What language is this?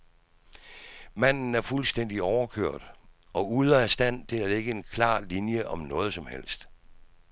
Danish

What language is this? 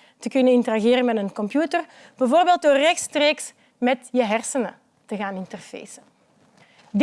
Dutch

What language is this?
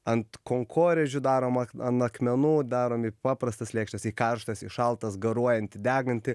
Lithuanian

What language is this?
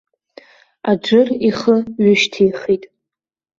Abkhazian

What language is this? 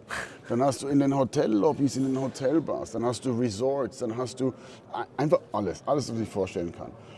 German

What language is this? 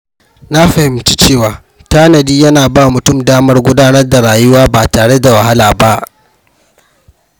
Hausa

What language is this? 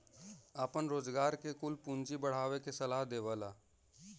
Bhojpuri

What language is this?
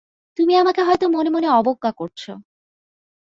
Bangla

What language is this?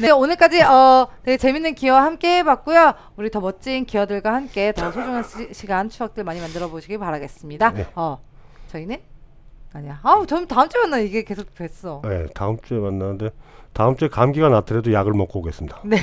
Korean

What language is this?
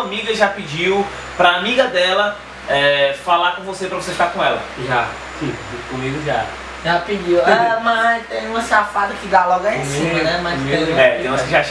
Portuguese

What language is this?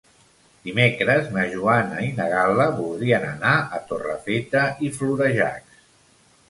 Catalan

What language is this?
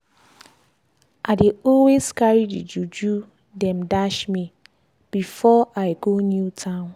Nigerian Pidgin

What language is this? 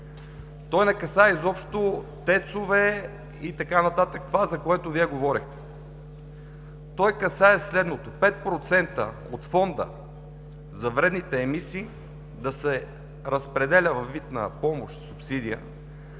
Bulgarian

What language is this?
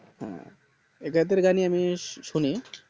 Bangla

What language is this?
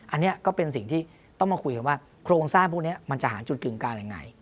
Thai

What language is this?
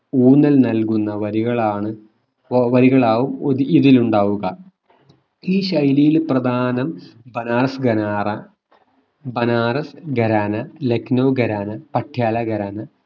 Malayalam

